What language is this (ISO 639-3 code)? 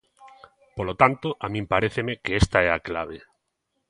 glg